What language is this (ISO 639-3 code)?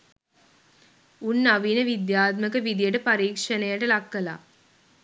sin